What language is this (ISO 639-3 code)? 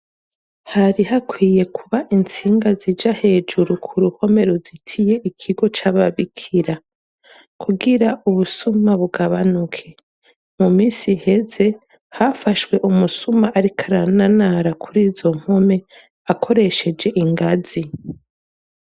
run